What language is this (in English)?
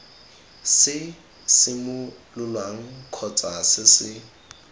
Tswana